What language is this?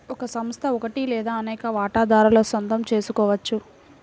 Telugu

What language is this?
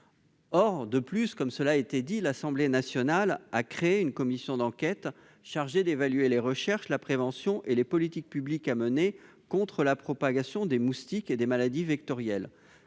French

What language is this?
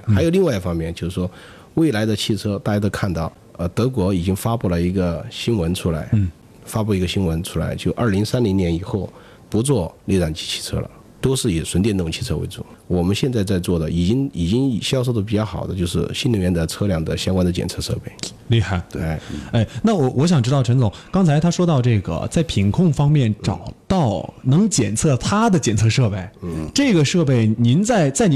Chinese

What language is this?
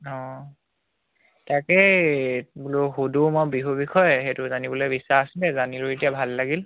Assamese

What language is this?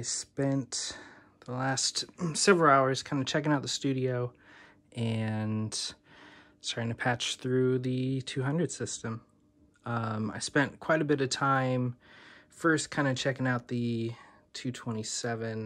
English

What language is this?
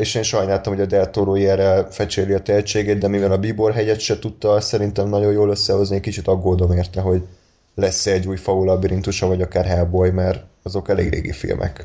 Hungarian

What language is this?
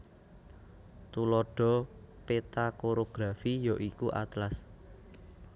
Javanese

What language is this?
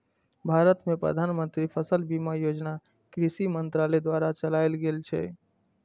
Maithili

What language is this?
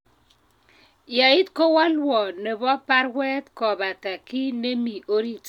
Kalenjin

